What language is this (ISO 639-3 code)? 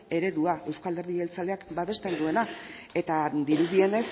eus